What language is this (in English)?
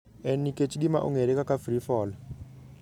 Luo (Kenya and Tanzania)